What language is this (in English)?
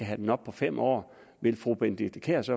Danish